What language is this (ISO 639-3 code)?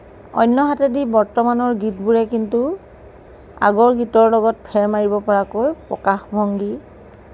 asm